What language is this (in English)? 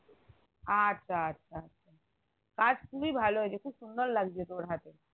Bangla